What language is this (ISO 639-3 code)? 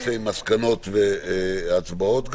heb